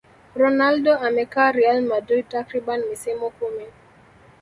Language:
Swahili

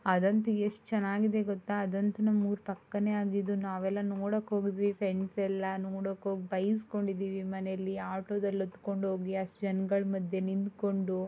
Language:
Kannada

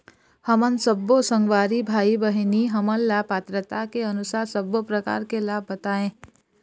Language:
Chhattisgarhi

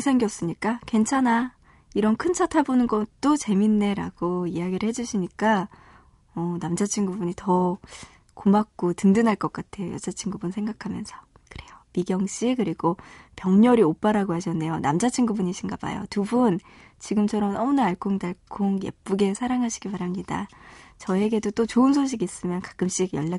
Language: Korean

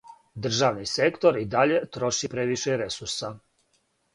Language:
Serbian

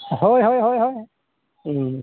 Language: Santali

